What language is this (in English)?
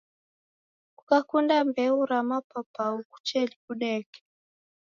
Taita